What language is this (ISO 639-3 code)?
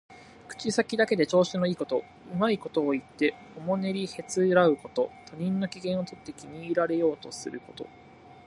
jpn